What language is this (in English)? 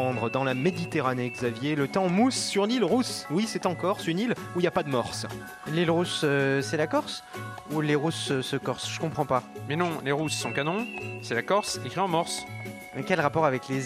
French